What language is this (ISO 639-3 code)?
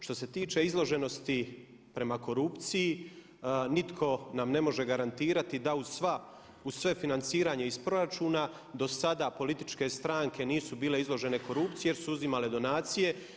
hrv